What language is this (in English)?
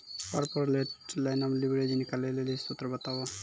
Maithili